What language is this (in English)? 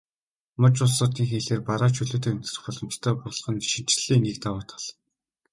Mongolian